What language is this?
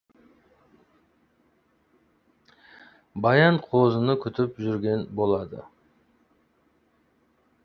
Kazakh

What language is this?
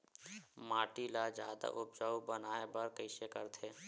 Chhattisgarhi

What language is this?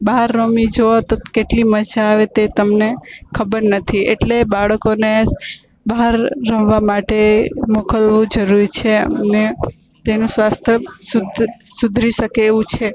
Gujarati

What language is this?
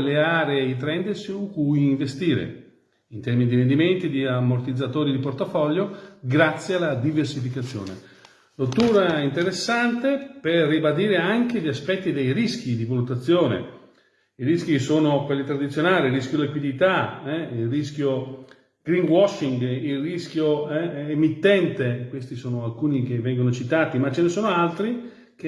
Italian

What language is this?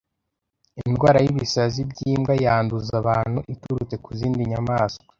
Kinyarwanda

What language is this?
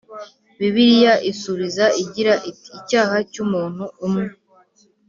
Kinyarwanda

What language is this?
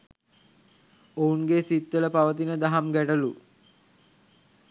Sinhala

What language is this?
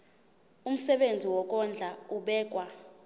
Zulu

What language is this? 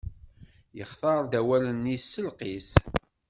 Kabyle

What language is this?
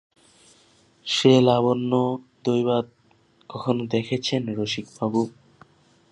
Bangla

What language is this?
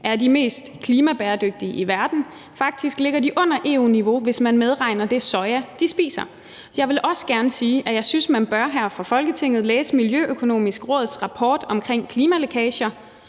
Danish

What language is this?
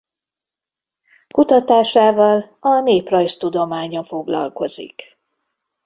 Hungarian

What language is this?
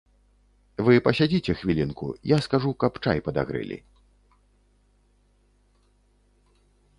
Belarusian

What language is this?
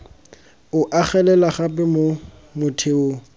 Tswana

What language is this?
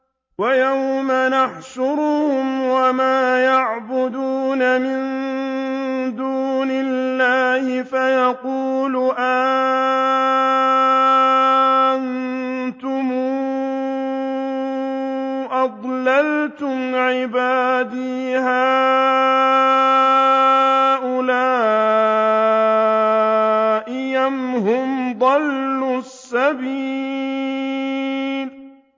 Arabic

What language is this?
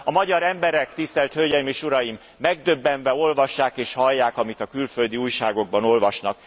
Hungarian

